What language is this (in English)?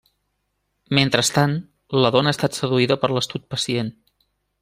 Catalan